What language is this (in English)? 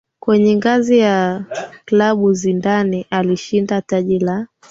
Swahili